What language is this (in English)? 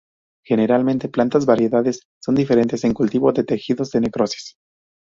Spanish